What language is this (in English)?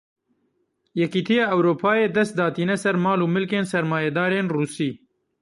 Kurdish